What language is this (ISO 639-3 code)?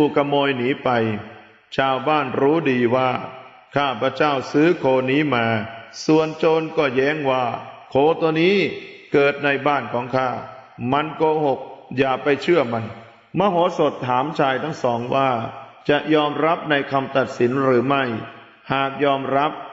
tha